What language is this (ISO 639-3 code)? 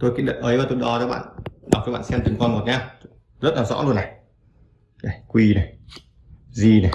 vie